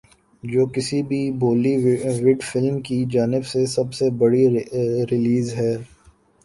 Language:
Urdu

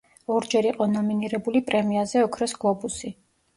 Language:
Georgian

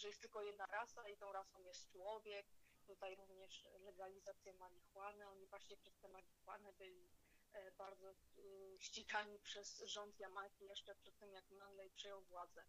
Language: Polish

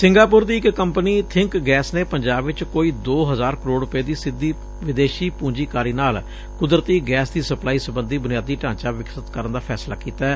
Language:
Punjabi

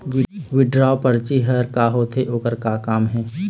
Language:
Chhattisgarhi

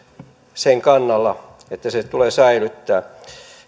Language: Finnish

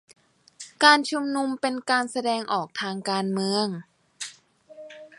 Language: Thai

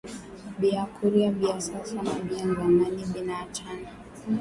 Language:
Swahili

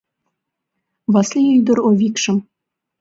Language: Mari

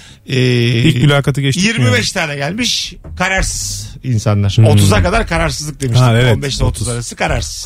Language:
Turkish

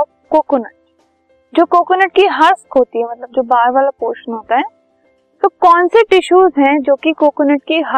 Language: Hindi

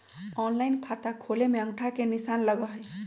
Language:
Magahi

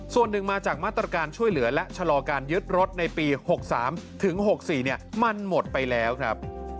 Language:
Thai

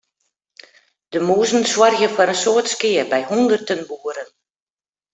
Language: Western Frisian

